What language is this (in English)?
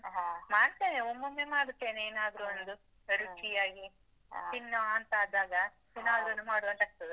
Kannada